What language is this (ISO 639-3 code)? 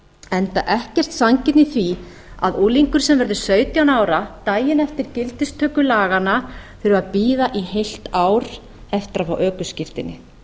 isl